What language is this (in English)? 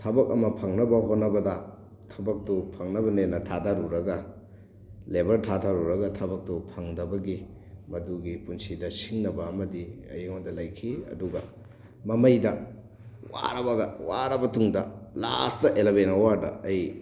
Manipuri